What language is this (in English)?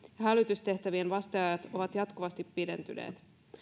Finnish